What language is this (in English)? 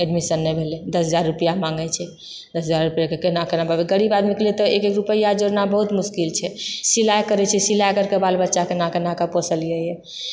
Maithili